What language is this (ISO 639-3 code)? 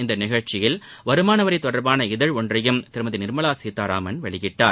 tam